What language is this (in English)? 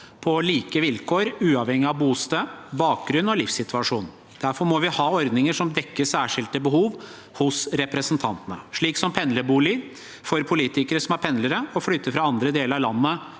Norwegian